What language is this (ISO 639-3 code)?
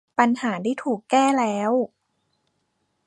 tha